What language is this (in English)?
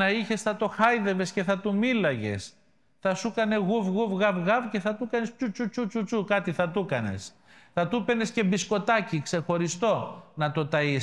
Greek